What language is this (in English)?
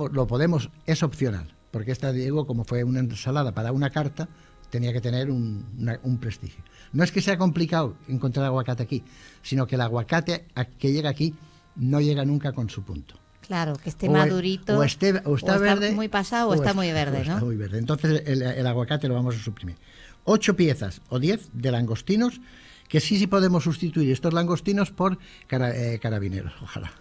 Spanish